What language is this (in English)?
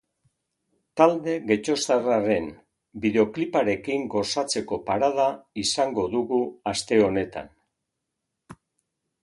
Basque